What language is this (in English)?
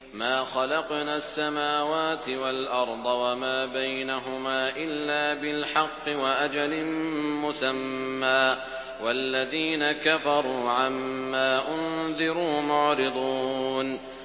Arabic